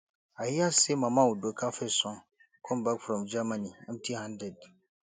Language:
Nigerian Pidgin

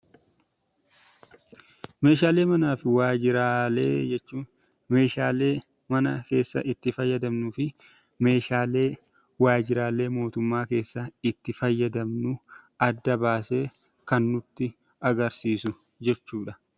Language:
Oromo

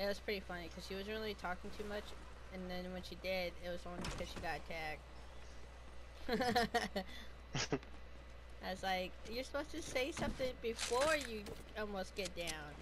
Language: English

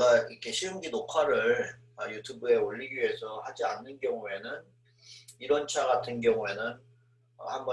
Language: Korean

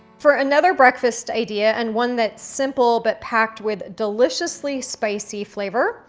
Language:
English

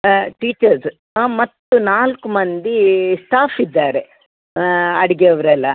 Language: Kannada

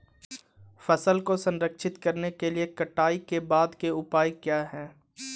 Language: Hindi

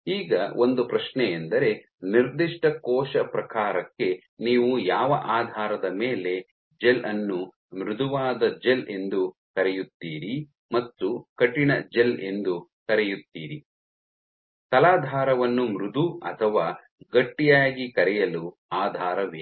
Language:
Kannada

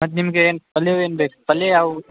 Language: Kannada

